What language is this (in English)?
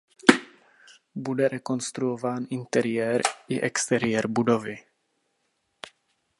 Czech